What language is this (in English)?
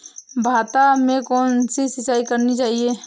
Hindi